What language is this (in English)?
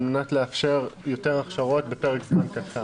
Hebrew